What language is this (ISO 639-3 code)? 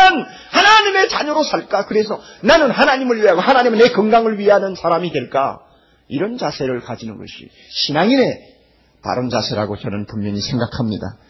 kor